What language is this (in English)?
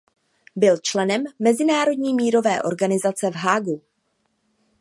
Czech